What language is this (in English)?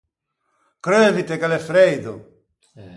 Ligurian